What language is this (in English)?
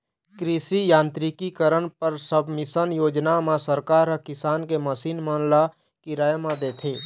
Chhattisgarhi